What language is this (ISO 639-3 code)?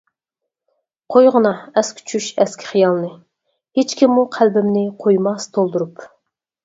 uig